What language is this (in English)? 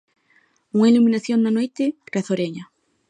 Galician